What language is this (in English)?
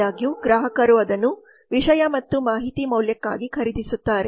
Kannada